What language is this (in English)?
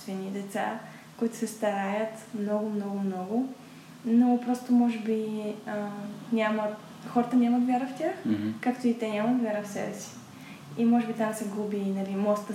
Bulgarian